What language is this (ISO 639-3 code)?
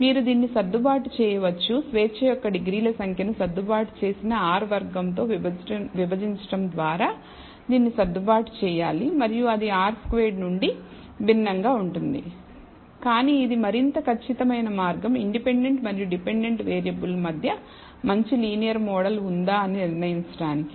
tel